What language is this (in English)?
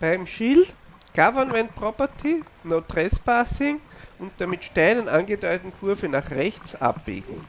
German